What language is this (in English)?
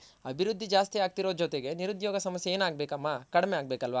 Kannada